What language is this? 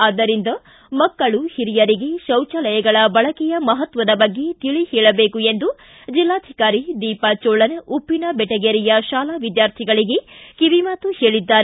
Kannada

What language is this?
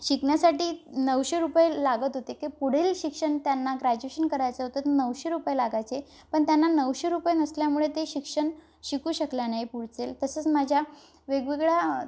Marathi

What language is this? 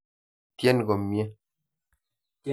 Kalenjin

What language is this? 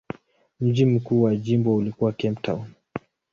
Swahili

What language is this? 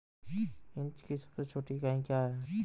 Hindi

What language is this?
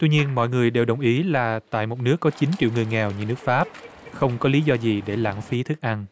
Vietnamese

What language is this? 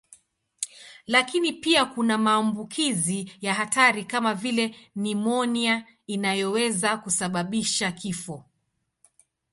Swahili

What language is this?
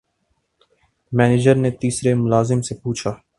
Urdu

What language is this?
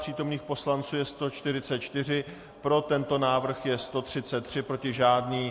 Czech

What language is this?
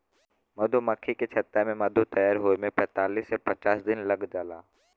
Bhojpuri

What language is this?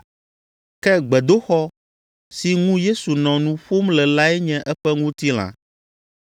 Ewe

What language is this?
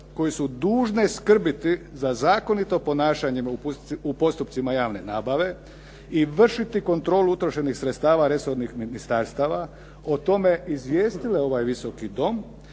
Croatian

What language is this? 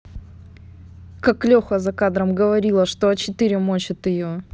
Russian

